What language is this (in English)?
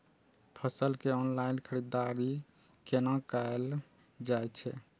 Maithili